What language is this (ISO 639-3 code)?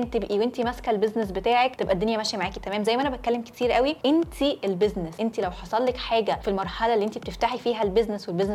ara